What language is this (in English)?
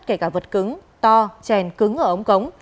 Vietnamese